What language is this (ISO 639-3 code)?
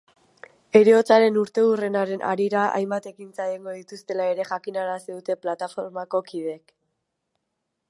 eus